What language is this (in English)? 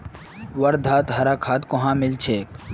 Magahi